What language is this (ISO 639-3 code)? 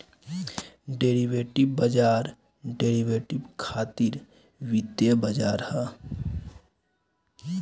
bho